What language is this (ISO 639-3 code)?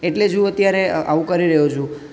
guj